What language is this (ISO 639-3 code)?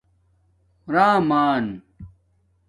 dmk